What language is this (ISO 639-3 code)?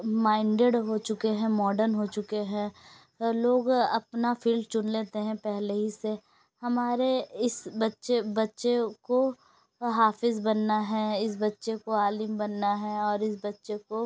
urd